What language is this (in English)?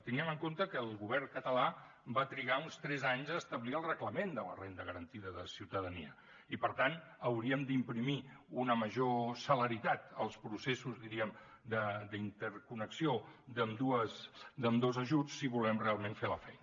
Catalan